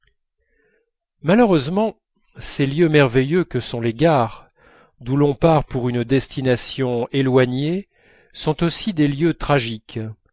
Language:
French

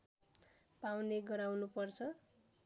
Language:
Nepali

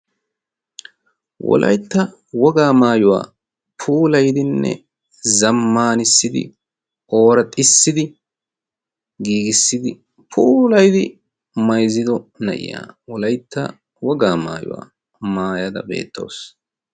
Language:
Wolaytta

